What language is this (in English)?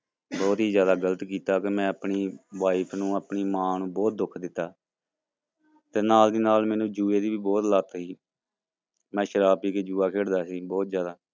Punjabi